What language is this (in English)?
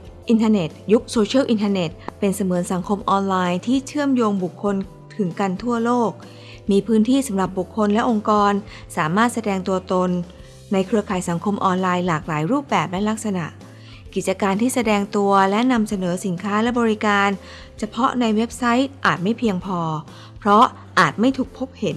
Thai